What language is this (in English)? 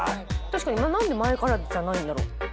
Japanese